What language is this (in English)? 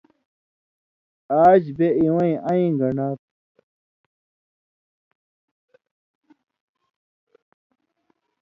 Indus Kohistani